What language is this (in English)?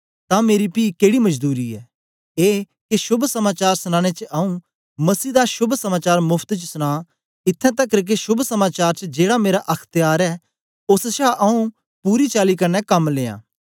Dogri